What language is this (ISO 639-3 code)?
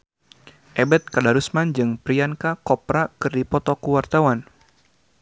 sun